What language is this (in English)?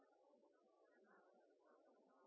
Norwegian Nynorsk